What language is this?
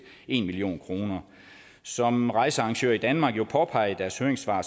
Danish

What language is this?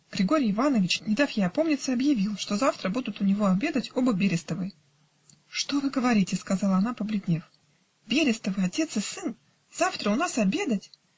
Russian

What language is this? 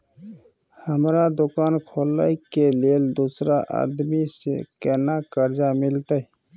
Maithili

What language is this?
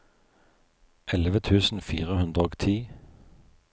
Norwegian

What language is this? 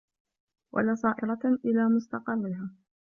Arabic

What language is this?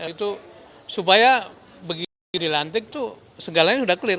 Indonesian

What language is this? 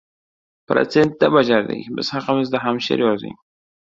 Uzbek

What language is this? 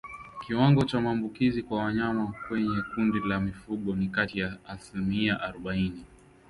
Swahili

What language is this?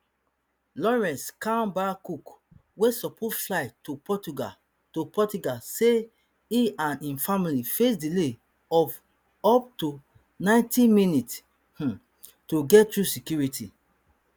Nigerian Pidgin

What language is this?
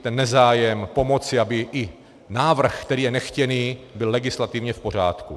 Czech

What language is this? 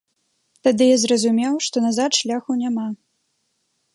Belarusian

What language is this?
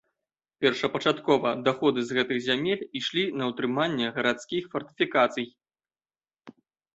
Belarusian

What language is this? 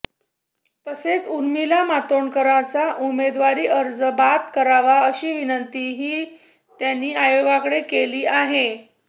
Marathi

